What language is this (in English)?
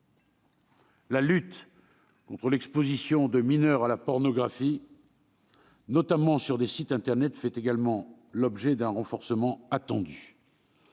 French